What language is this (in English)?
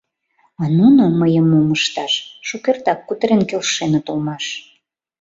Mari